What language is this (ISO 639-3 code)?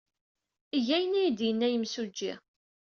kab